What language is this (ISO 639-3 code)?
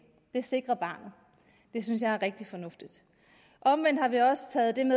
dan